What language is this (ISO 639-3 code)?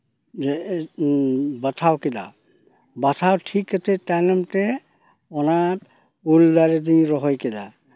sat